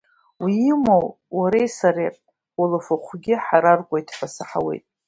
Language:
Abkhazian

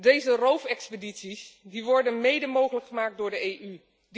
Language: Dutch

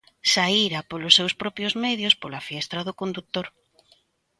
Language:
Galician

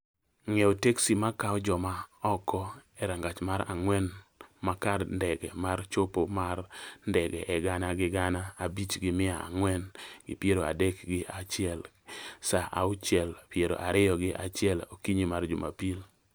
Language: Luo (Kenya and Tanzania)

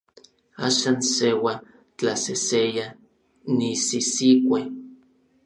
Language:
Orizaba Nahuatl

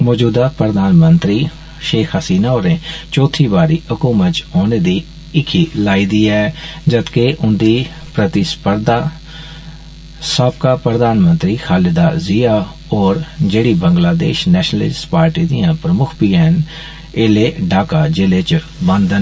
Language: Dogri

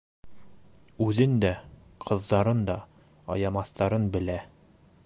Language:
Bashkir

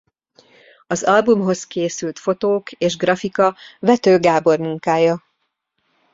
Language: Hungarian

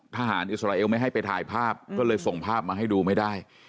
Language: Thai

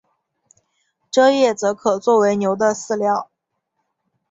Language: Chinese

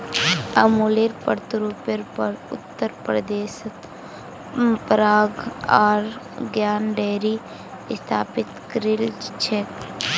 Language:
Magahi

